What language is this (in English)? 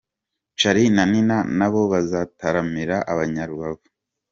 Kinyarwanda